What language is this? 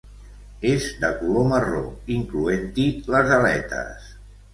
Catalan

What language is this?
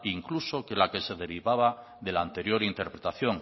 Spanish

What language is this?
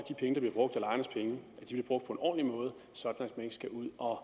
Danish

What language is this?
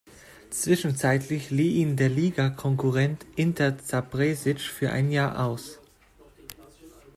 German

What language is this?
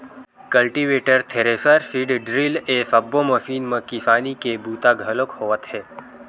Chhattisgarhi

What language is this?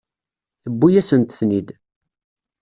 Kabyle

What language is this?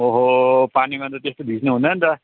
Nepali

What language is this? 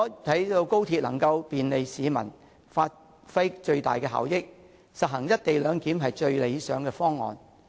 Cantonese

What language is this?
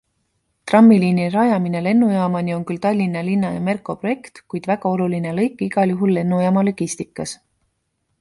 Estonian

